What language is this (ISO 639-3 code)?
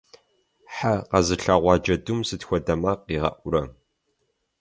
kbd